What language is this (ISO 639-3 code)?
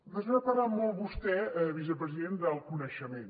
cat